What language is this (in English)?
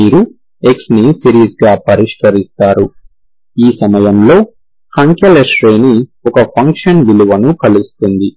Telugu